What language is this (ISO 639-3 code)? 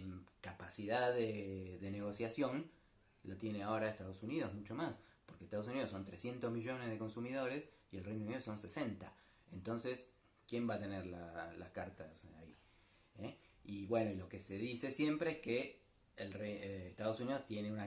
spa